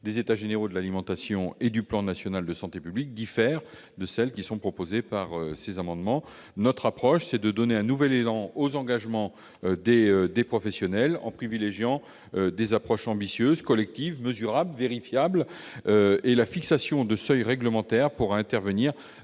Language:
French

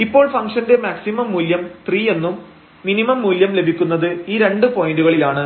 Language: Malayalam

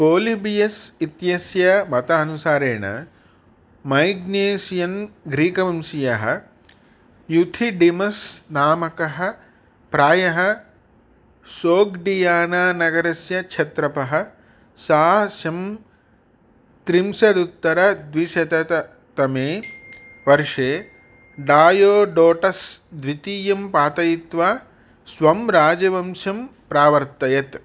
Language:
Sanskrit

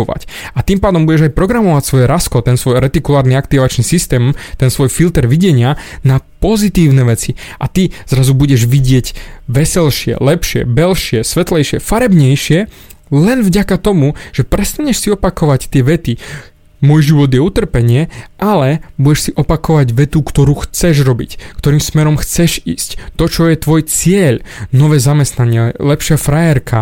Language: Slovak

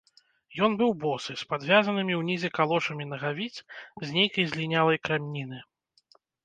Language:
Belarusian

